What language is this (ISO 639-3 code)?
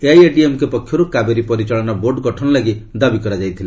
ori